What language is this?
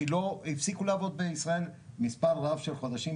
Hebrew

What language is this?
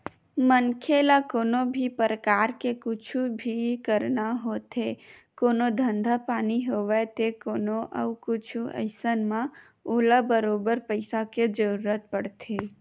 Chhattisgarhi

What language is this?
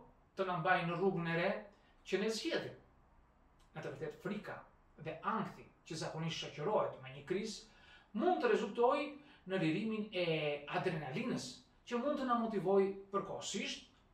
Romanian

